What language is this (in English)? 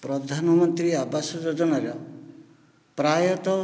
Odia